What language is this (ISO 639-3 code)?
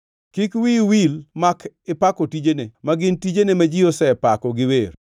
luo